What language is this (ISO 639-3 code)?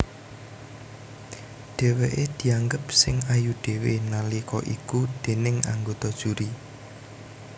jav